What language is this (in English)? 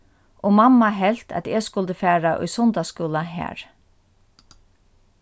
Faroese